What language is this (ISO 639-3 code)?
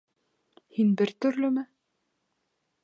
bak